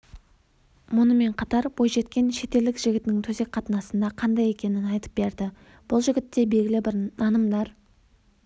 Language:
Kazakh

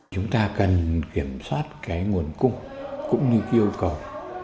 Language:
Vietnamese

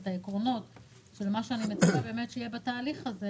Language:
Hebrew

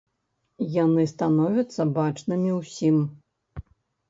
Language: Belarusian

